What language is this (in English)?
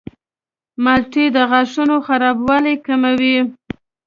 Pashto